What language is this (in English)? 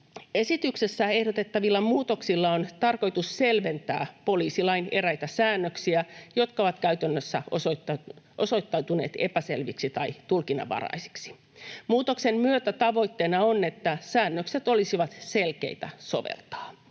Finnish